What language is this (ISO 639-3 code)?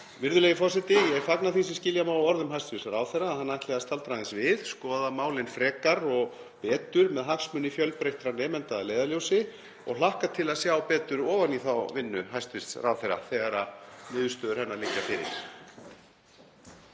isl